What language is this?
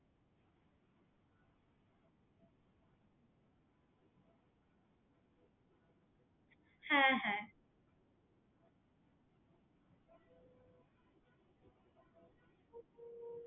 Bangla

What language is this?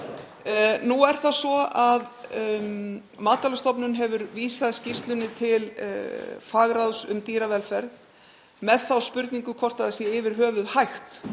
Icelandic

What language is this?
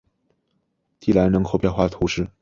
Chinese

